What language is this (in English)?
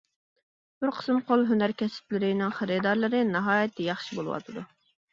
Uyghur